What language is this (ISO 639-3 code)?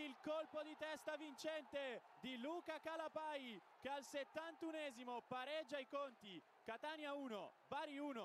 ita